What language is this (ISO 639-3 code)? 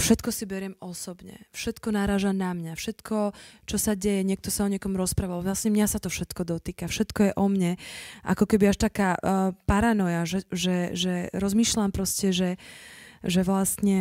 slk